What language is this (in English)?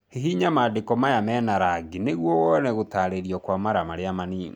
Kikuyu